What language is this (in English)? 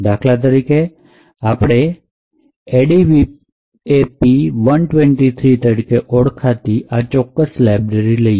Gujarati